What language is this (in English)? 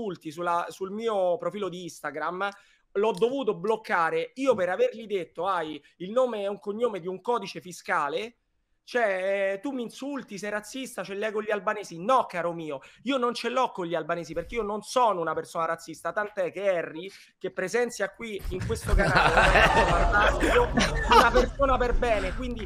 Italian